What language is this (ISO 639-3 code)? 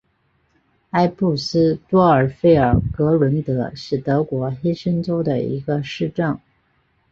zho